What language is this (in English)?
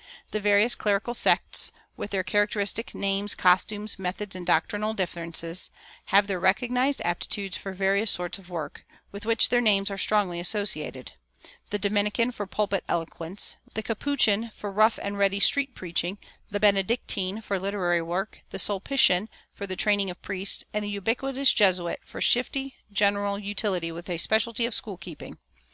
English